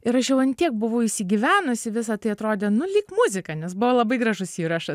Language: Lithuanian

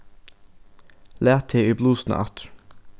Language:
Faroese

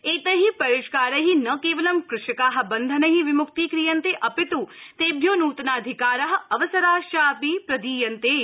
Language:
Sanskrit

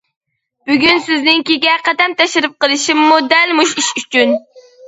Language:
Uyghur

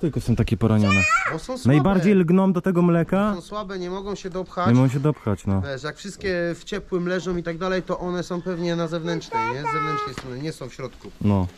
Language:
Polish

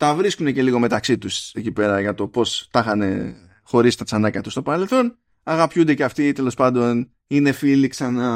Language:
Greek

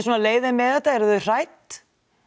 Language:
Icelandic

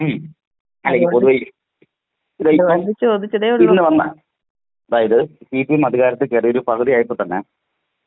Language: Malayalam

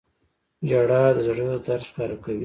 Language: Pashto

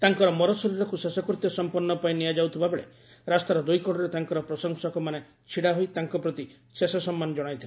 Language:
Odia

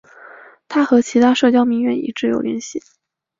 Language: Chinese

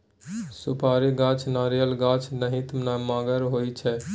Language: Maithili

